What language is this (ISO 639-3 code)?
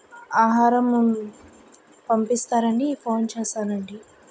tel